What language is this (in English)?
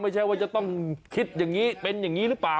Thai